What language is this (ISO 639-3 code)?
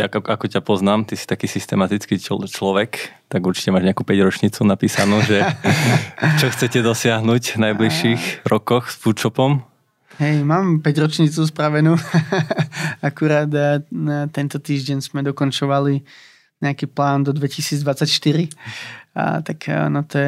slk